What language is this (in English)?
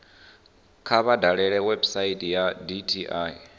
Venda